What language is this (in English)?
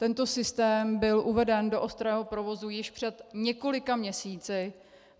Czech